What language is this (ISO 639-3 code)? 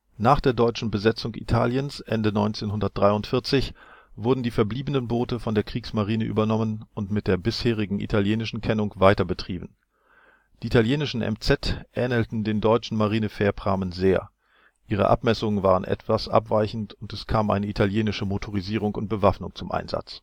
deu